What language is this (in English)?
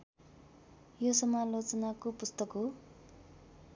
Nepali